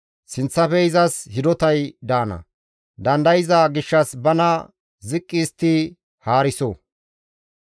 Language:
Gamo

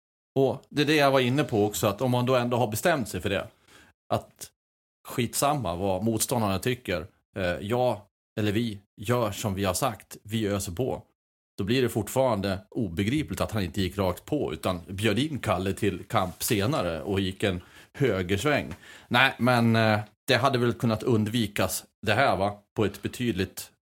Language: Swedish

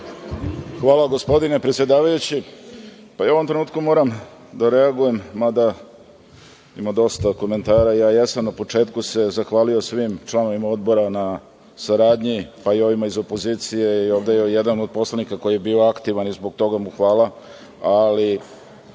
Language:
Serbian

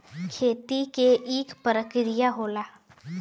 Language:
Bhojpuri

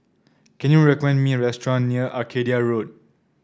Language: English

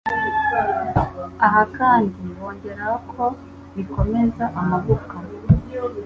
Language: Kinyarwanda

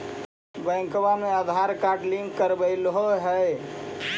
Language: Magahi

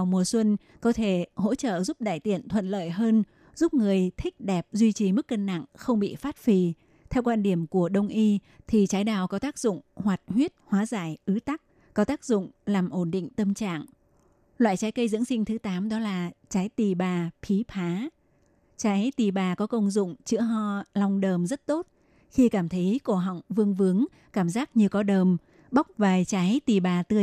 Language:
Vietnamese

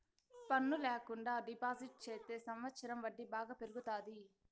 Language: Telugu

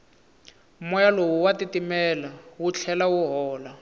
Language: Tsonga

